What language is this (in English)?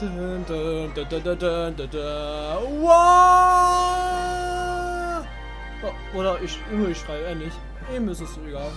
German